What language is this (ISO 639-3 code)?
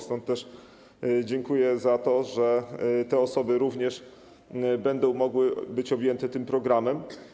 pol